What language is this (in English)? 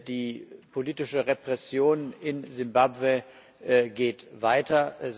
German